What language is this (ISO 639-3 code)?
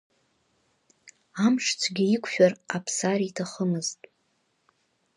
abk